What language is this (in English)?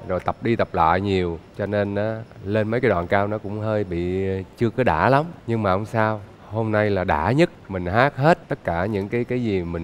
Vietnamese